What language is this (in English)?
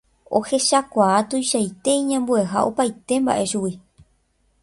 Guarani